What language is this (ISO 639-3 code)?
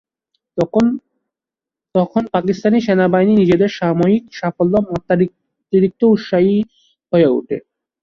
ben